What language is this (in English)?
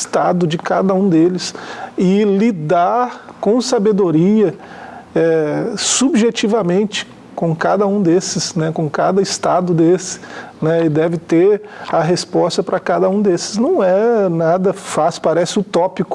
Portuguese